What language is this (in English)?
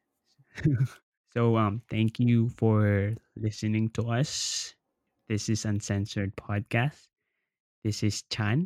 Filipino